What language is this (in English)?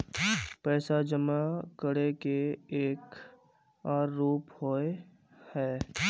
Magahi